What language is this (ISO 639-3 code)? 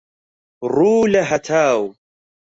ckb